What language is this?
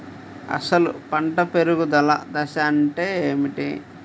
Telugu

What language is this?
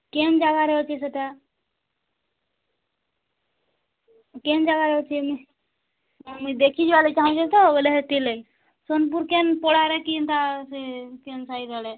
Odia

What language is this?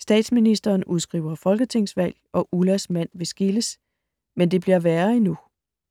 Danish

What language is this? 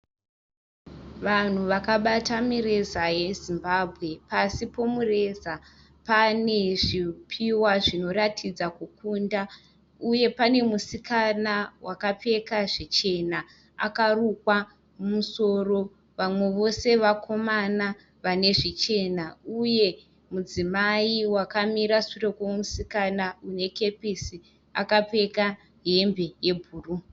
Shona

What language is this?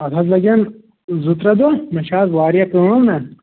Kashmiri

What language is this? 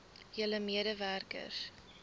Afrikaans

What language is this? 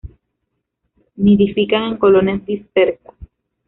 Spanish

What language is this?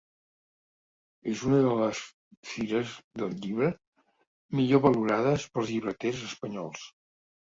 Catalan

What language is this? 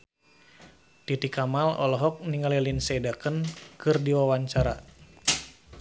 Sundanese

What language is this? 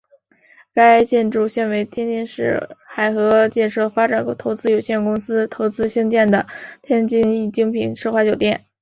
Chinese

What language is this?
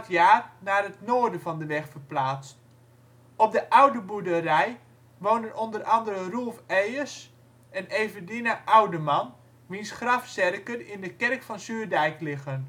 Dutch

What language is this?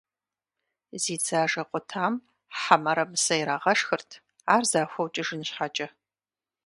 Kabardian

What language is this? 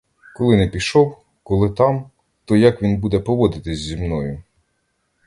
Ukrainian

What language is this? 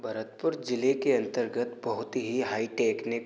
Hindi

